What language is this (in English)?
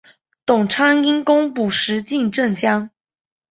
Chinese